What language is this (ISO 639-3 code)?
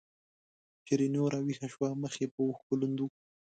pus